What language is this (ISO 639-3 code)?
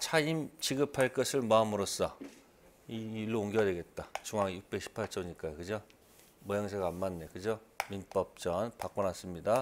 kor